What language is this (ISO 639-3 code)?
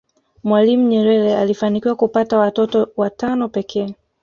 swa